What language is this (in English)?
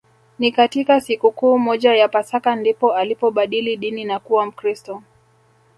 Swahili